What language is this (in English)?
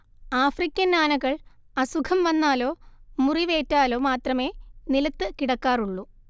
Malayalam